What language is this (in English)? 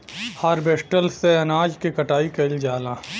Bhojpuri